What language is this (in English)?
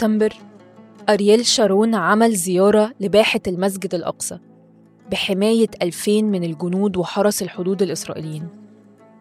Arabic